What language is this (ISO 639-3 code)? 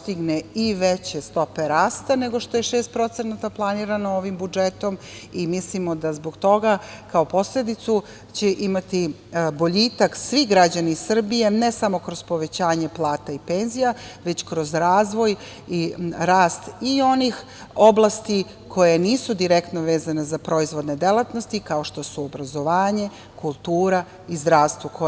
srp